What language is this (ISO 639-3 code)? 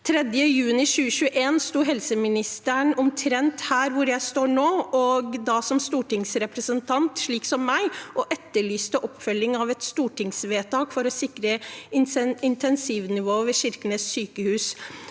nor